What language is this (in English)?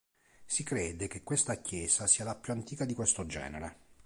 Italian